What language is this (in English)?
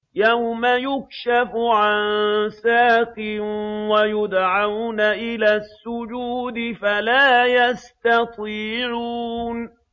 Arabic